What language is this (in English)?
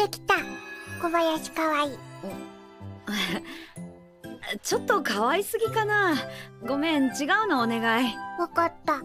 Japanese